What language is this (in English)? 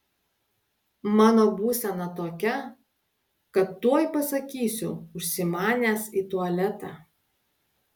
Lithuanian